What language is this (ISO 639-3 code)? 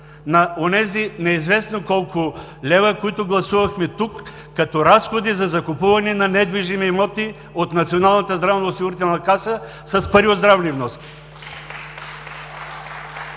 bul